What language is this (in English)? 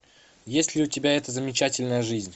Russian